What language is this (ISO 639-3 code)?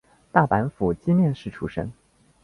zho